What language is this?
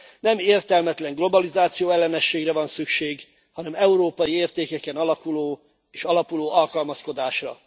Hungarian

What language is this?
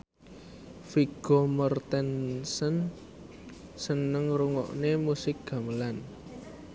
Javanese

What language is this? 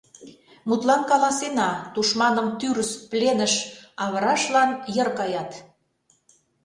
Mari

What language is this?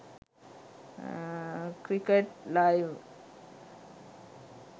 Sinhala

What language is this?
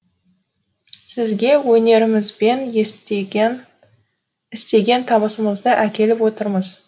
Kazakh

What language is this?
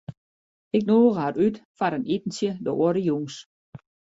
Western Frisian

